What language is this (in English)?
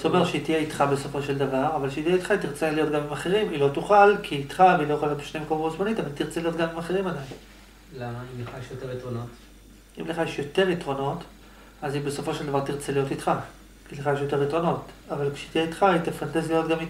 Hebrew